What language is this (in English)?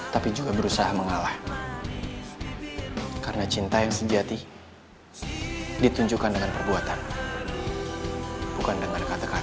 Indonesian